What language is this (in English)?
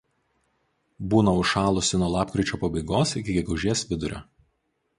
Lithuanian